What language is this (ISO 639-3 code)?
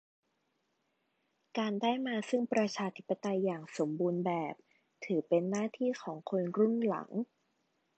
tha